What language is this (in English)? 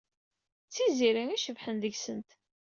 Kabyle